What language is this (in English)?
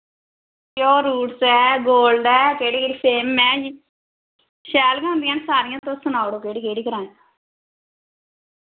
Dogri